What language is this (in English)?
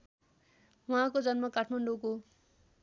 Nepali